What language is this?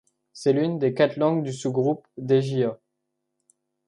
French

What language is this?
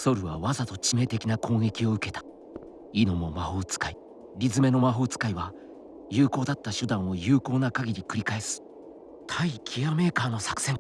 Japanese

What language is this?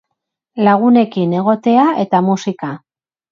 Basque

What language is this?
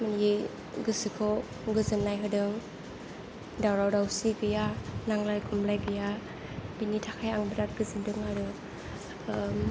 Bodo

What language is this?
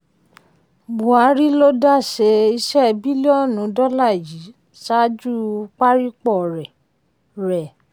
Yoruba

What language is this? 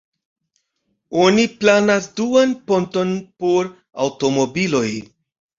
Esperanto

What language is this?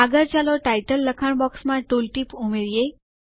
Gujarati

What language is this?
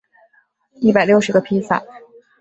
Chinese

